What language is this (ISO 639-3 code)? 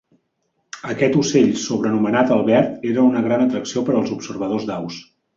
cat